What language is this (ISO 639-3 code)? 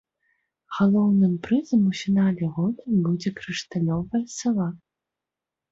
bel